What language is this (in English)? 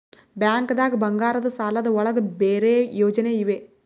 Kannada